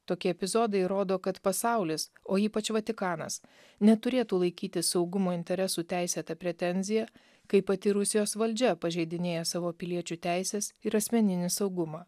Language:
Lithuanian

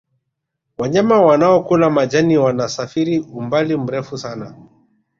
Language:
Swahili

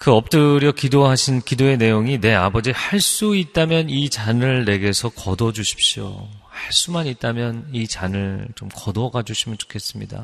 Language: Korean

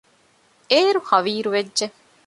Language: Divehi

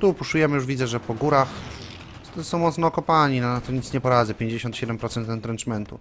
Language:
Polish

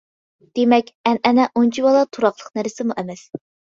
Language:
Uyghur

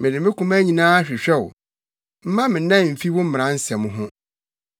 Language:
Akan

